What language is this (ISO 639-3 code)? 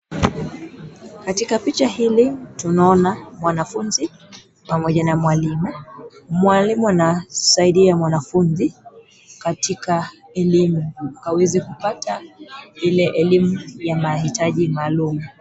swa